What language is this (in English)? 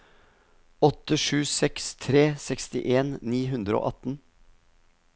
Norwegian